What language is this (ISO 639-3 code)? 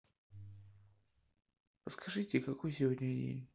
rus